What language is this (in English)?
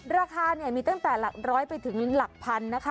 Thai